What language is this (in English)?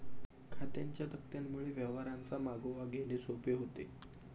Marathi